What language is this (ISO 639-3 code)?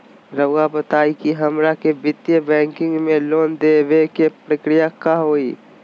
mag